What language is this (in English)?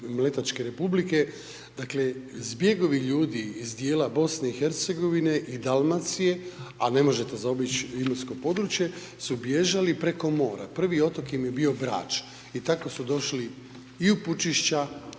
Croatian